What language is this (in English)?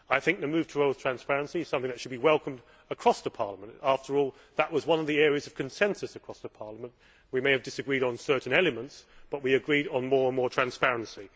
English